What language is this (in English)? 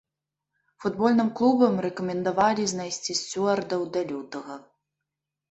Belarusian